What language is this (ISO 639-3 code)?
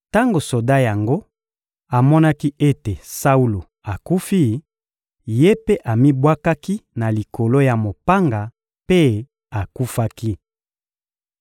lin